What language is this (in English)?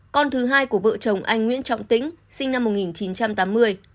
Vietnamese